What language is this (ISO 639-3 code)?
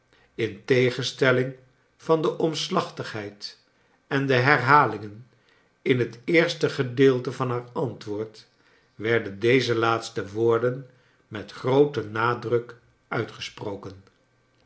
nld